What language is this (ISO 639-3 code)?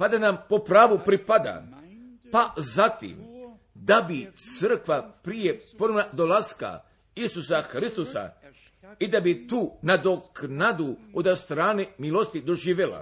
hrv